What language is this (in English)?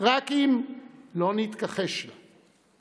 Hebrew